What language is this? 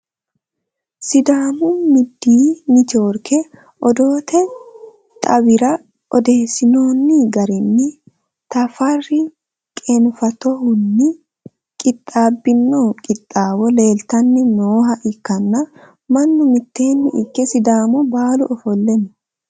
Sidamo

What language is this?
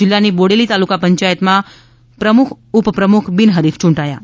Gujarati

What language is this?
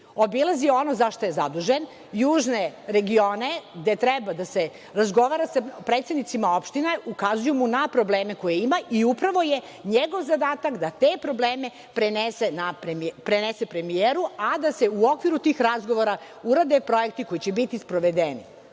Serbian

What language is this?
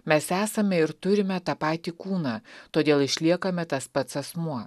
Lithuanian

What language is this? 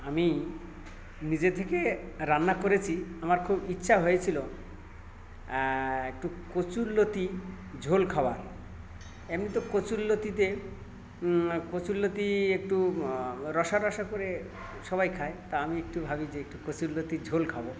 Bangla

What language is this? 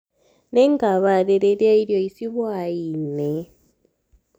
Kikuyu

